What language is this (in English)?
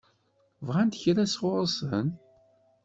Kabyle